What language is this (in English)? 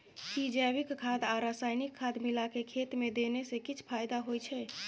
Maithili